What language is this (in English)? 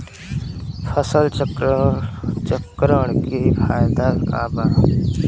Bhojpuri